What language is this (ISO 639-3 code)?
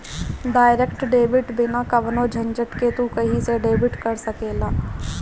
bho